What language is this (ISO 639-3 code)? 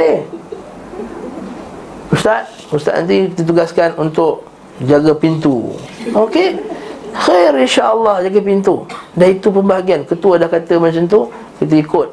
msa